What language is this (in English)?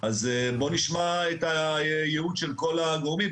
Hebrew